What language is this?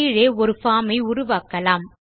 Tamil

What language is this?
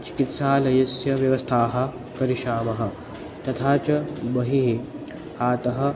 Sanskrit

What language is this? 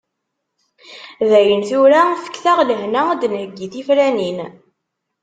Kabyle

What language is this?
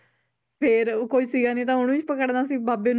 Punjabi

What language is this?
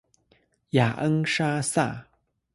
Chinese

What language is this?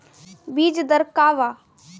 Bhojpuri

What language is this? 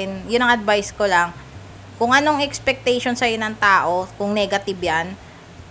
Filipino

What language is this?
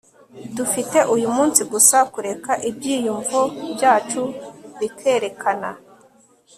Kinyarwanda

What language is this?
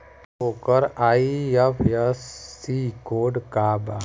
Bhojpuri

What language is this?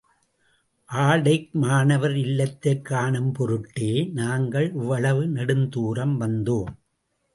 Tamil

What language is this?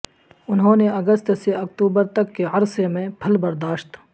Urdu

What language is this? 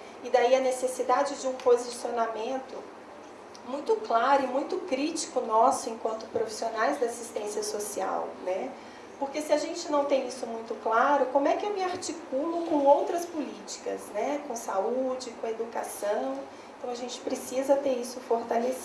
Portuguese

